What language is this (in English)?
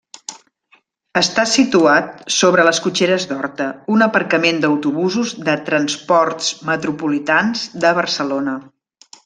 Catalan